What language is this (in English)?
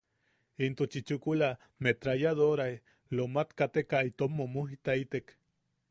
Yaqui